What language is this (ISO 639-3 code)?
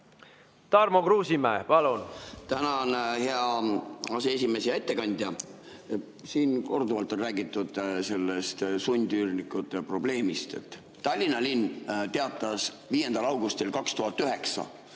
est